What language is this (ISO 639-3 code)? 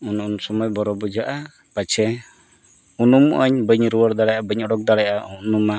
sat